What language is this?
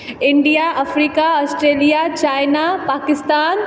Maithili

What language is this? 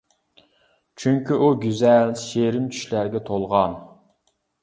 Uyghur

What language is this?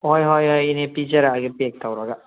Manipuri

